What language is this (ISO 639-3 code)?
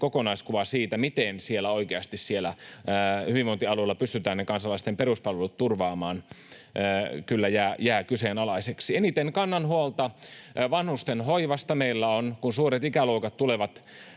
fin